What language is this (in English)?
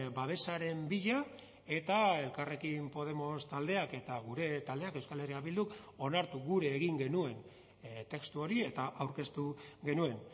Basque